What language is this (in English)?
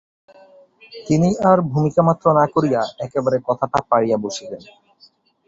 Bangla